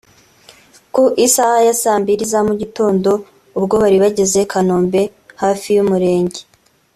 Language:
Kinyarwanda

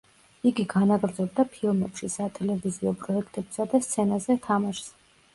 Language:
Georgian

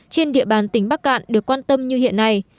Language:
Vietnamese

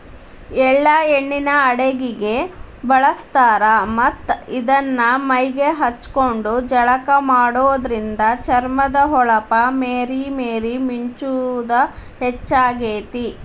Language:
Kannada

